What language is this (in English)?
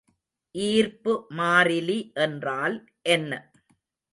Tamil